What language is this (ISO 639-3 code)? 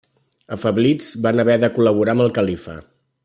cat